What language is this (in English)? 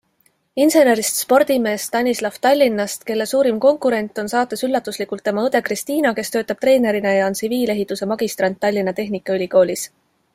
Estonian